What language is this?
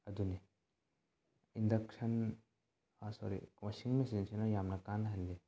Manipuri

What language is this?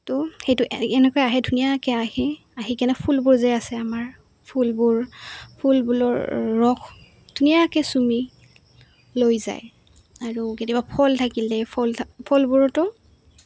Assamese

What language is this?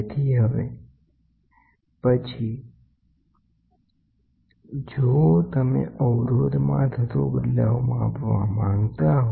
Gujarati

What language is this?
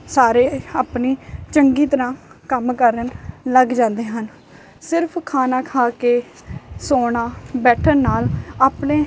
Punjabi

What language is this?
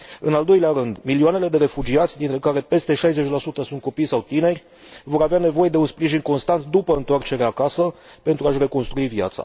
Romanian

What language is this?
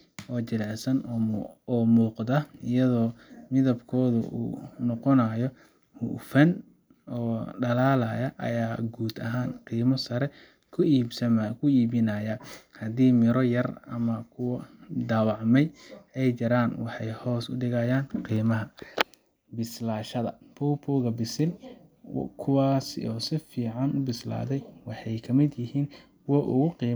Somali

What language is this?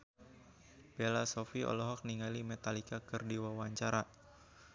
Sundanese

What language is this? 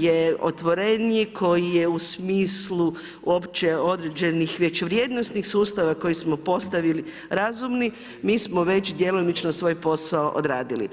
Croatian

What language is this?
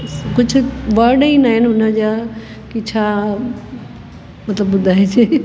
Sindhi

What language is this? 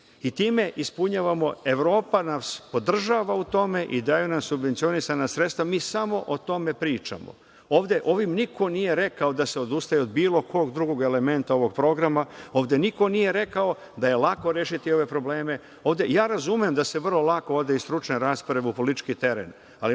Serbian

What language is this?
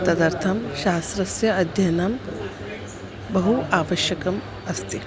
Sanskrit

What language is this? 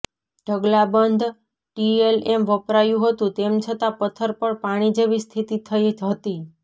Gujarati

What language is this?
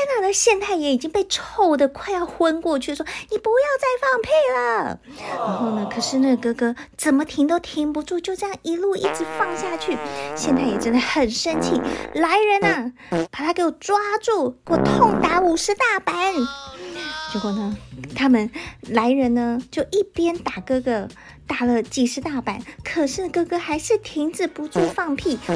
Chinese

